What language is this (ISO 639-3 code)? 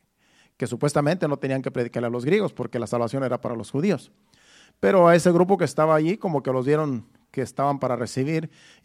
spa